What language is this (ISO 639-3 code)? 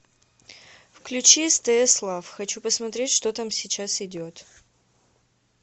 rus